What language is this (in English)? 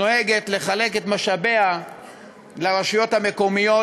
Hebrew